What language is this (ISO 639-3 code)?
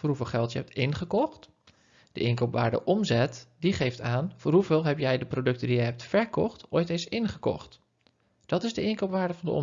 nld